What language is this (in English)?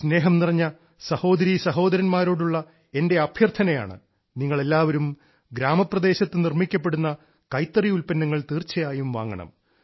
Malayalam